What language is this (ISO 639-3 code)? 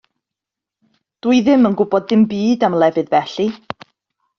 cym